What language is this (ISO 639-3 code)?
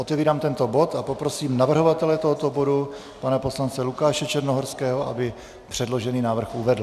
ces